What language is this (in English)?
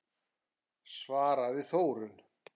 Icelandic